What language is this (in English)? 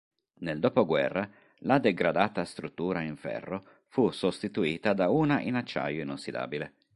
Italian